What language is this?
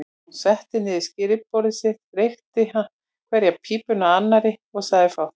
Icelandic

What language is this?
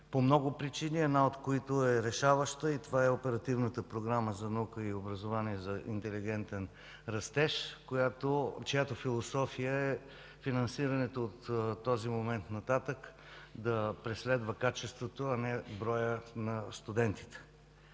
Bulgarian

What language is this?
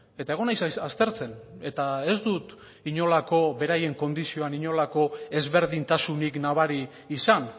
Basque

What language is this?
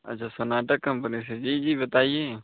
Hindi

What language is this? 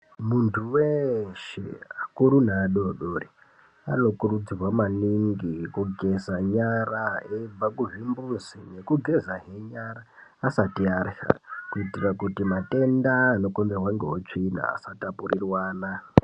Ndau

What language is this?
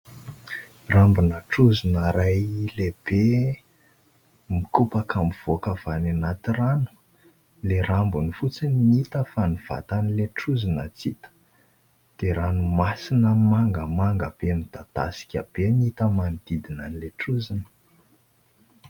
Malagasy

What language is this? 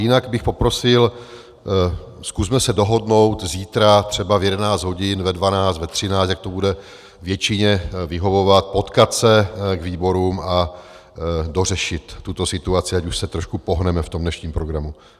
Czech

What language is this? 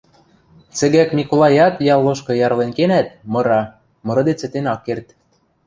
Western Mari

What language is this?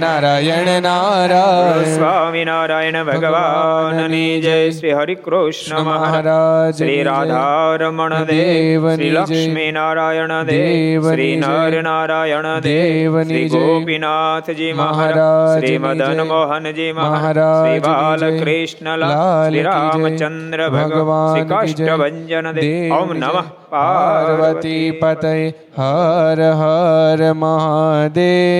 Gujarati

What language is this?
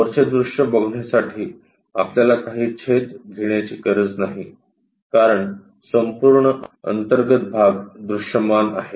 Marathi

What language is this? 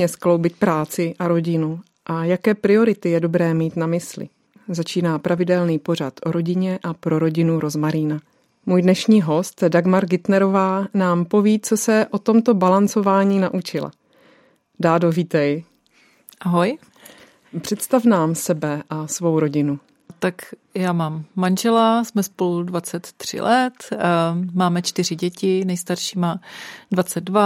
Czech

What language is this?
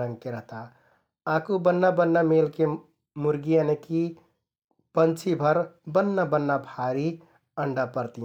Kathoriya Tharu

